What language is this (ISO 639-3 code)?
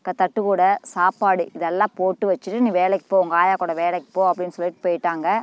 tam